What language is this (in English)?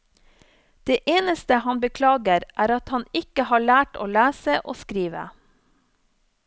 Norwegian